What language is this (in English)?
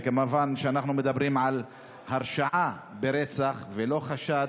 Hebrew